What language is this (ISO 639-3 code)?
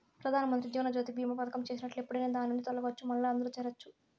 tel